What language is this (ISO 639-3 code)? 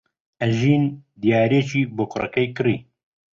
ckb